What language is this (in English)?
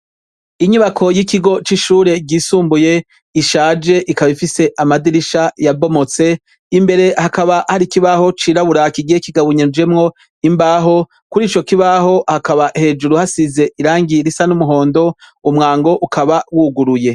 Rundi